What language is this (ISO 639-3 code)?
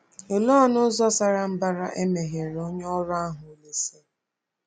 ibo